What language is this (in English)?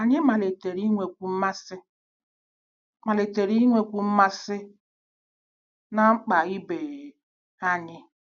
Igbo